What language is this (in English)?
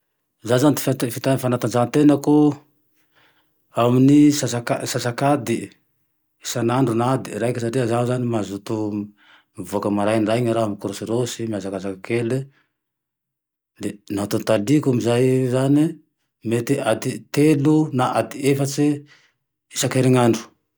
Tandroy-Mahafaly Malagasy